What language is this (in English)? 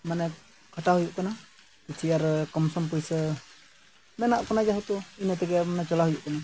Santali